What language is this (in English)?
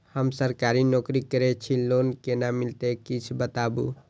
Maithili